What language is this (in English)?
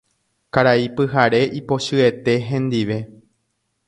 Guarani